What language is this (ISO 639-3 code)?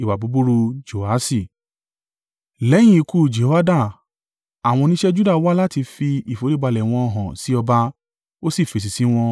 yor